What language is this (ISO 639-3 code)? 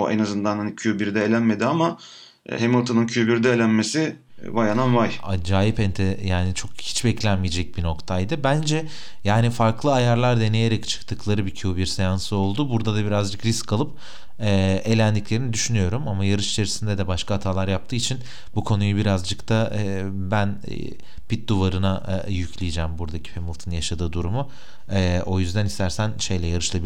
tur